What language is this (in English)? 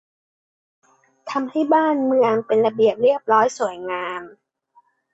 Thai